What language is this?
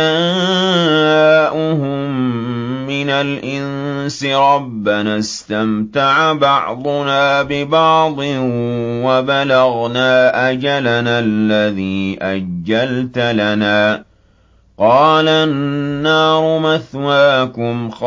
Arabic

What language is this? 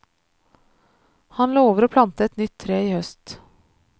Norwegian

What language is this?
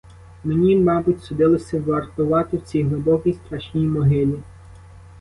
Ukrainian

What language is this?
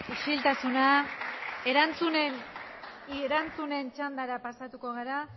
Basque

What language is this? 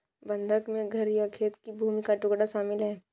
Hindi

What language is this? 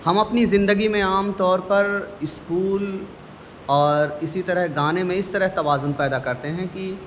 Urdu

